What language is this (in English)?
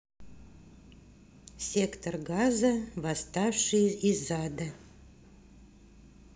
Russian